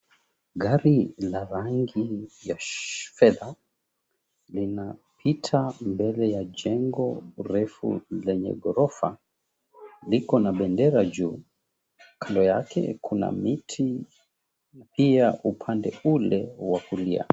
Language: Swahili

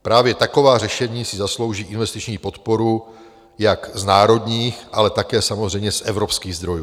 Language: Czech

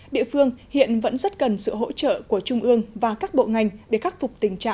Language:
Vietnamese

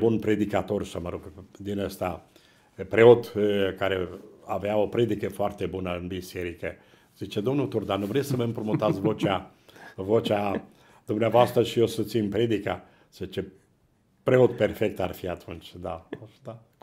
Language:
Romanian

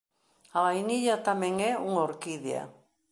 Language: Galician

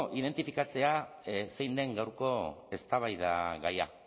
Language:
Basque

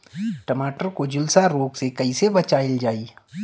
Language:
Bhojpuri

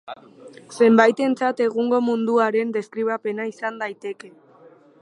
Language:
Basque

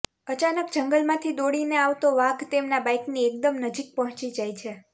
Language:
Gujarati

